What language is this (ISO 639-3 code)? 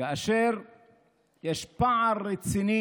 heb